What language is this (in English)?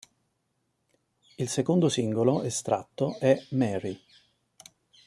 Italian